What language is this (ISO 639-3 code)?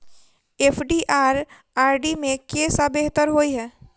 mai